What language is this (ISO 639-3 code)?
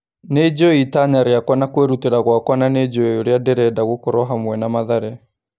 kik